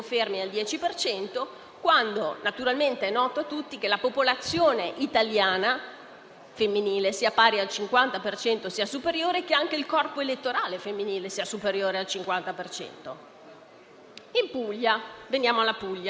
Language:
Italian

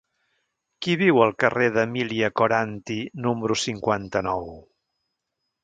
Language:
Catalan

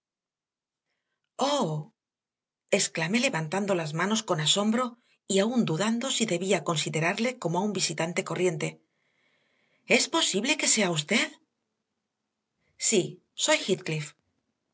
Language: Spanish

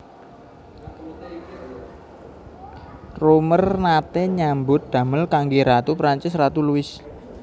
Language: Javanese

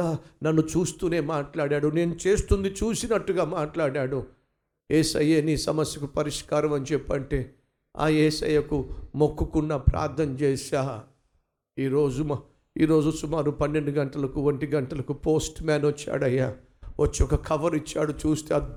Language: Telugu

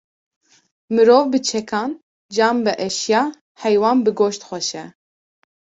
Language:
Kurdish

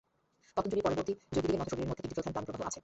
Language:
Bangla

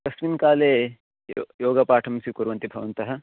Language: Sanskrit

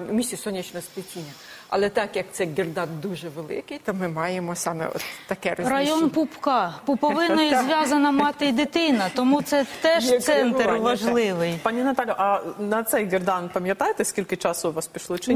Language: Ukrainian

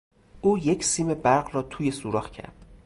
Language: Persian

